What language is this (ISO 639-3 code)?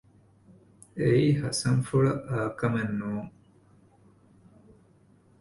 div